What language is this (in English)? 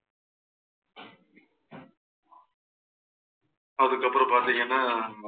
Tamil